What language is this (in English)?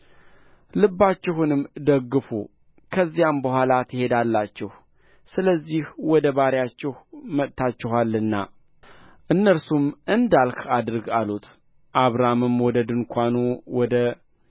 Amharic